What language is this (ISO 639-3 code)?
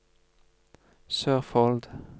nor